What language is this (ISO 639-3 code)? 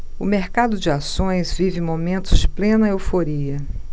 por